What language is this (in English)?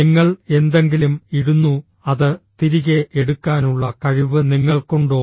Malayalam